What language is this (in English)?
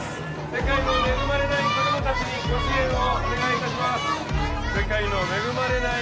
Japanese